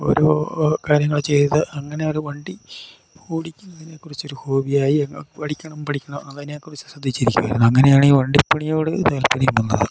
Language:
Malayalam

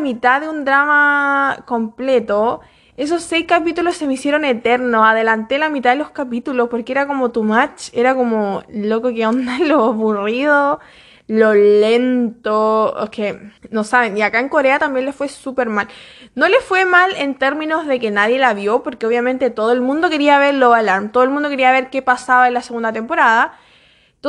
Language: Spanish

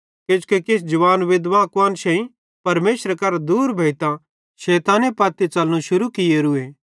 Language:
Bhadrawahi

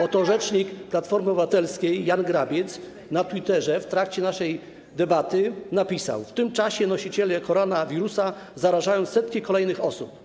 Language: Polish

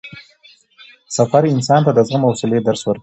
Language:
Pashto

